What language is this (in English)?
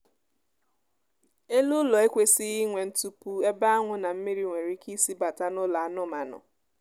Igbo